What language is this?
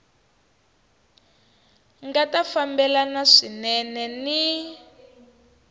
Tsonga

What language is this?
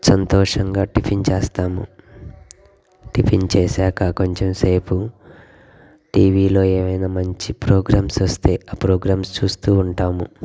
Telugu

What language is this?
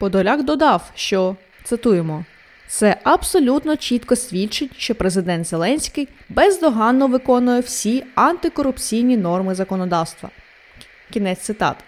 Ukrainian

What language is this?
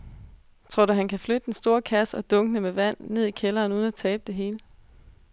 Danish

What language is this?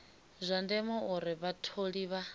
Venda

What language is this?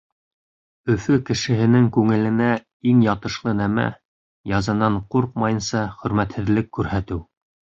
Bashkir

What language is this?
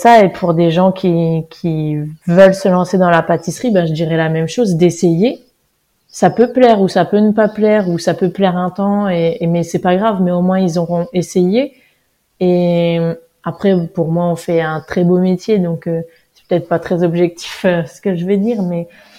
French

